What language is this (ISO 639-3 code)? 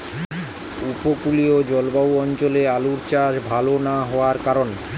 ben